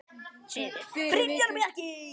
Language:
Icelandic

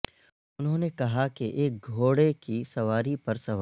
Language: Urdu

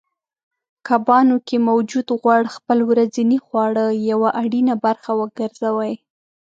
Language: Pashto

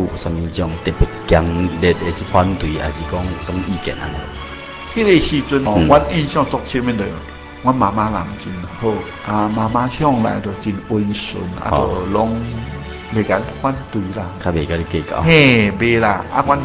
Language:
Chinese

